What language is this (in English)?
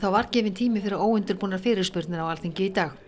Icelandic